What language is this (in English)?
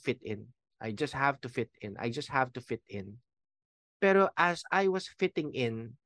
Filipino